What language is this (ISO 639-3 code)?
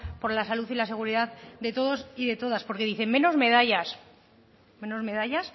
spa